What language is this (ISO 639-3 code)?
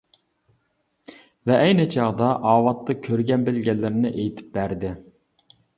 uig